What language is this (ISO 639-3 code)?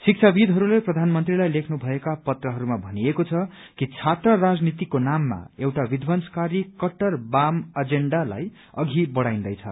nep